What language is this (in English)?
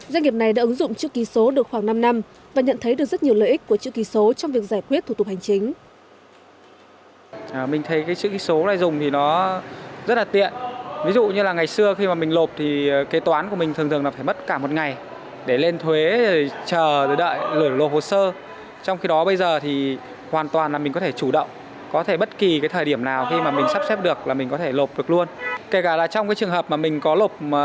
Vietnamese